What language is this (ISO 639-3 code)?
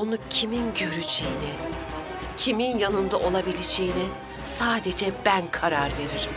tur